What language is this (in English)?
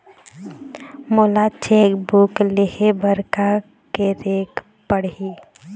Chhattisgarhi